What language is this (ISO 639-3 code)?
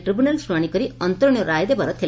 ori